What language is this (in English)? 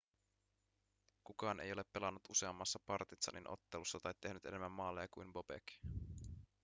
Finnish